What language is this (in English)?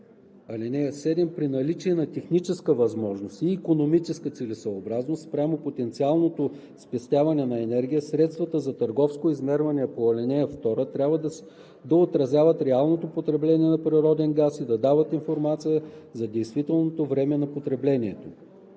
Bulgarian